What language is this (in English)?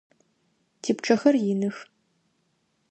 Adyghe